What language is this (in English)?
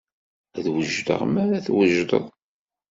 Kabyle